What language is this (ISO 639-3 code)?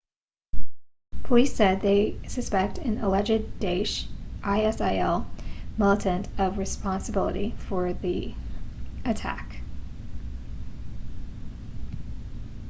eng